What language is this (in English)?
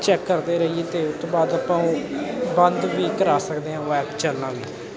Punjabi